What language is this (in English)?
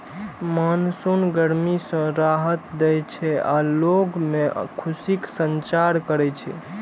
Maithili